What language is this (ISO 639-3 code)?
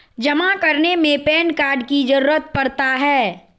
mag